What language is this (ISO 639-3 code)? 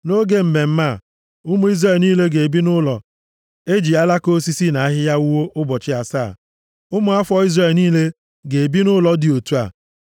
ibo